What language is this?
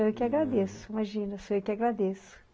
Portuguese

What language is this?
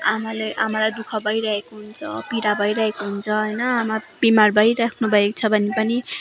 Nepali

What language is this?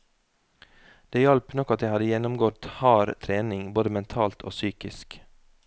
Norwegian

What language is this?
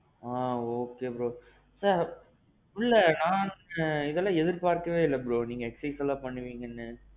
Tamil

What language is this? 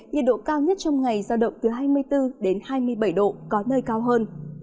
Vietnamese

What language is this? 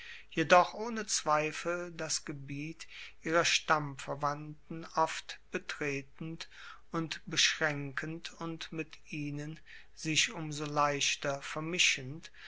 German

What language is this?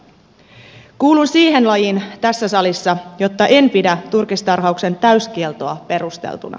Finnish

